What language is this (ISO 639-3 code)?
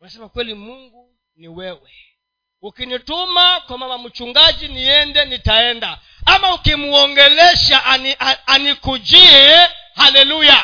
swa